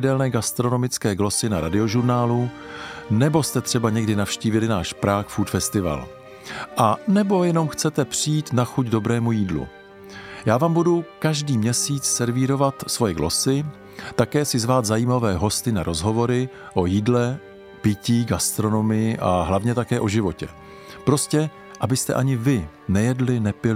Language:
Czech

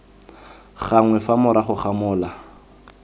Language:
Tswana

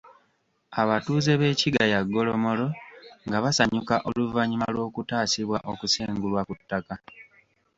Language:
Ganda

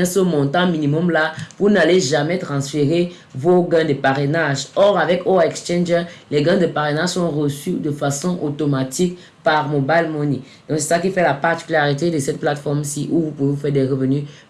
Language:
French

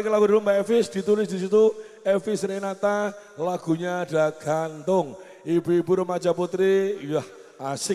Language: Indonesian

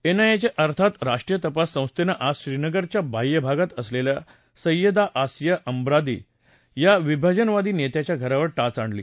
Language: Marathi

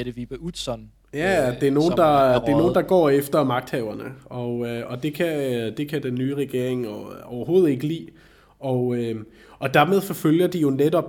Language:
Danish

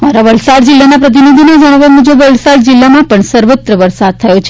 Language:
Gujarati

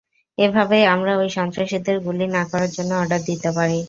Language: Bangla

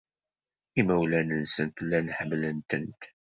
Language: Kabyle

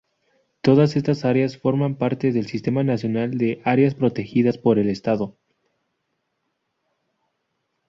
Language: Spanish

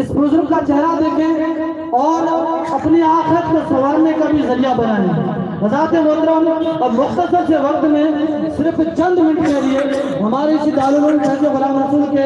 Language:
Hindi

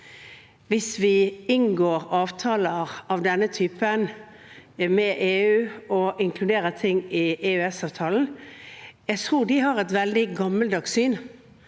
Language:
Norwegian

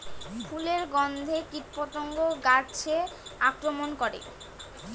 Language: Bangla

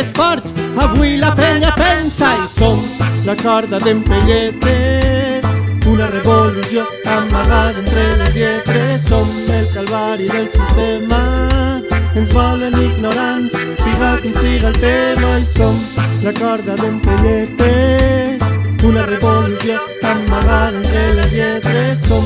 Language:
Catalan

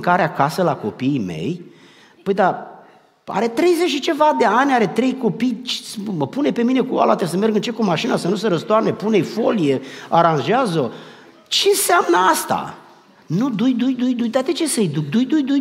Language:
Romanian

